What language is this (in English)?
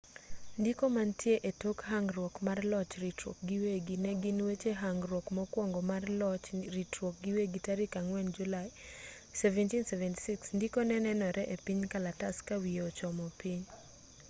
Luo (Kenya and Tanzania)